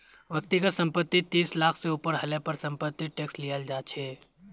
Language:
Magahi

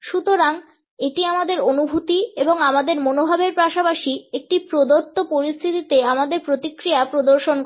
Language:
Bangla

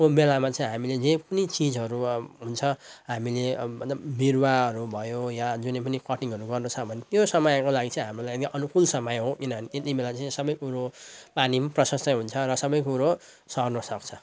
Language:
Nepali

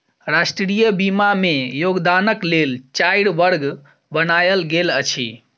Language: Maithili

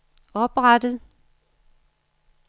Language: Danish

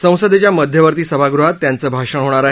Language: Marathi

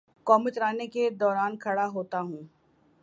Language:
Urdu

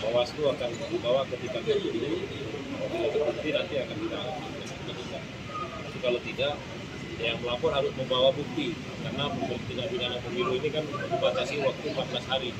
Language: Indonesian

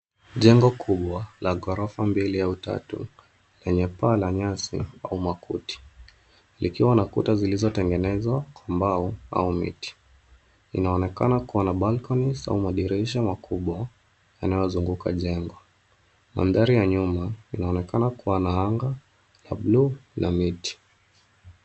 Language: Swahili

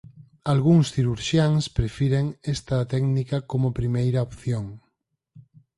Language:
Galician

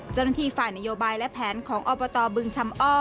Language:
Thai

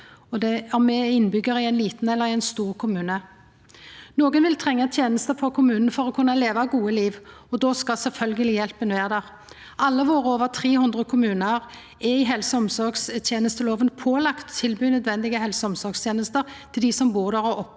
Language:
Norwegian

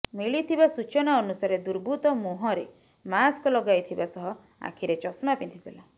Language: Odia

